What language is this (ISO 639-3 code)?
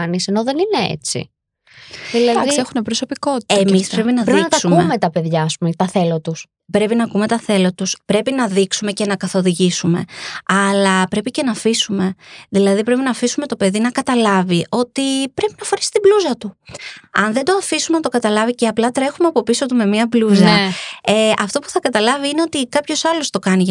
ell